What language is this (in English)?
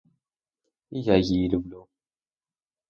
Ukrainian